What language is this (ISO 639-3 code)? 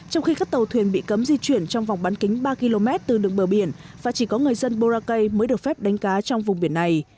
vie